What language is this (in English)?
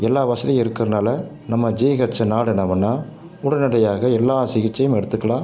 Tamil